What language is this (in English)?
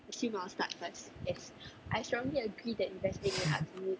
English